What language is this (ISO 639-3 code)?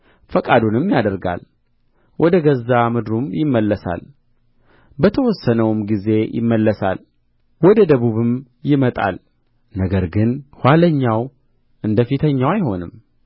amh